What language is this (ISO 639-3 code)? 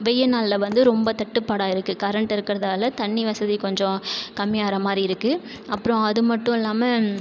tam